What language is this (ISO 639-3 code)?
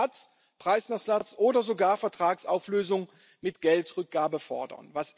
deu